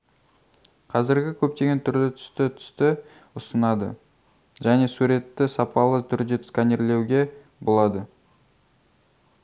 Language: Kazakh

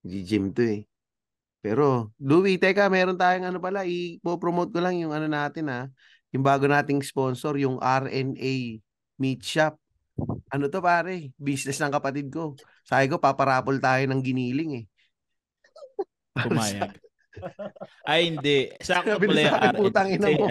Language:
Filipino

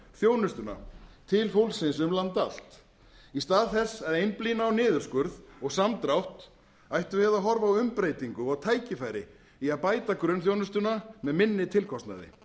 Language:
Icelandic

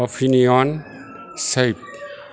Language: Bodo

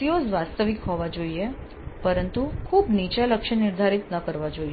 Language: Gujarati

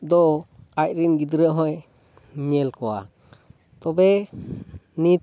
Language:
Santali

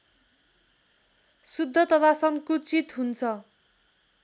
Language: Nepali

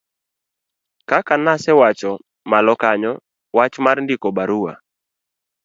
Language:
Luo (Kenya and Tanzania)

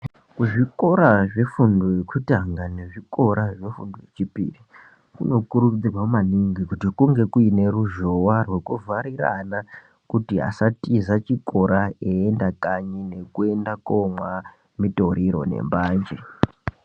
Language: Ndau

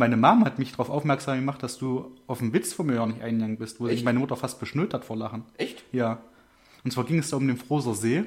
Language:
German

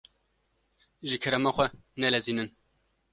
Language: Kurdish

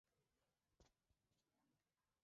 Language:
Swahili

